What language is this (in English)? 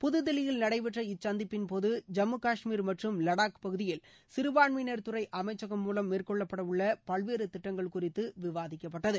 Tamil